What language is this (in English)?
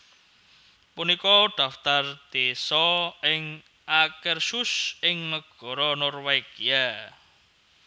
Javanese